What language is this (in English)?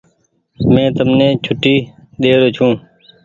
Goaria